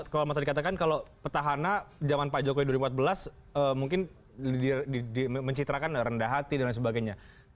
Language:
Indonesian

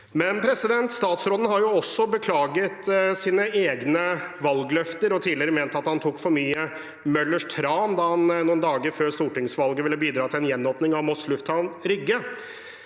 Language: Norwegian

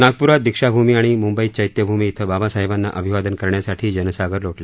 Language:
Marathi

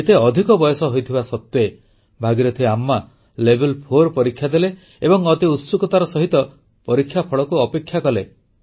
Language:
Odia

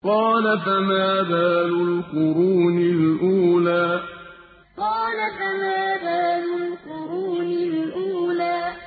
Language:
Arabic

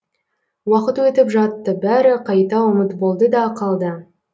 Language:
Kazakh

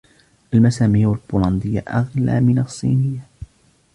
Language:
Arabic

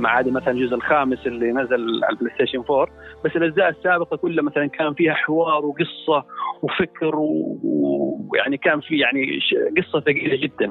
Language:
Arabic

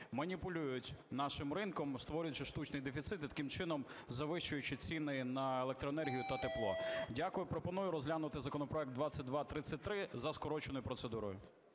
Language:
Ukrainian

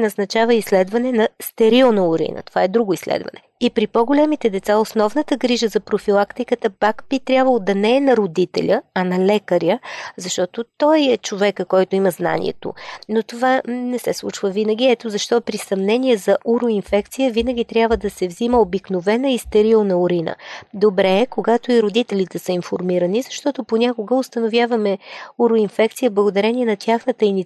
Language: Bulgarian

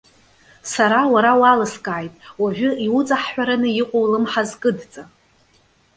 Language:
Abkhazian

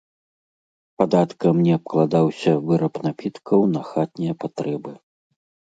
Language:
Belarusian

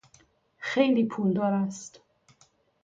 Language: Persian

